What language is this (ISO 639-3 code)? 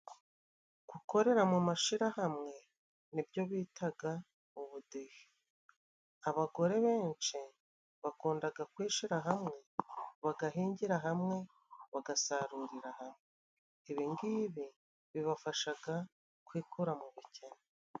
kin